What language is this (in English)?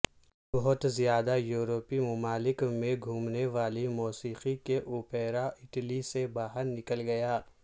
Urdu